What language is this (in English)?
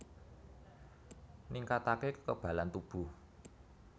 Javanese